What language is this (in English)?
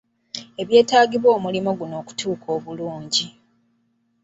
Ganda